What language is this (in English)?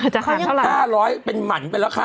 Thai